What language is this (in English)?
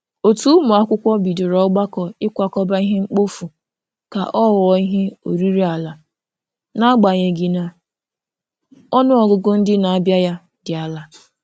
Igbo